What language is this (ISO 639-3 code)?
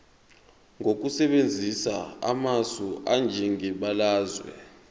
zul